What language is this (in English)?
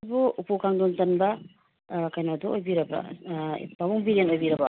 Manipuri